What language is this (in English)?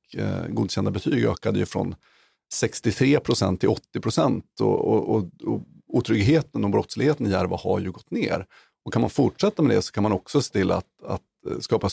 Swedish